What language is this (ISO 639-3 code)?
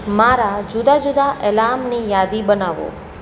guj